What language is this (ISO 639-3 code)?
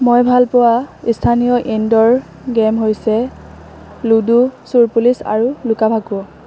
asm